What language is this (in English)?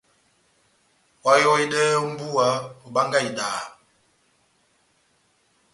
Batanga